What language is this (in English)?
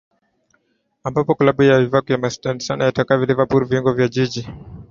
Swahili